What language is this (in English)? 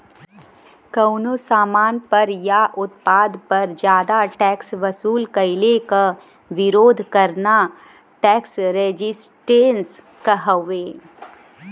Bhojpuri